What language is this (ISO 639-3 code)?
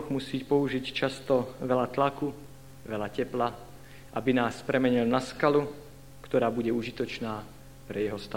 slk